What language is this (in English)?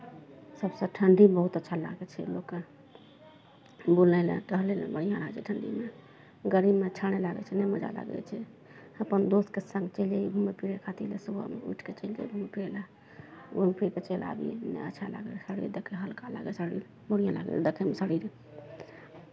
Maithili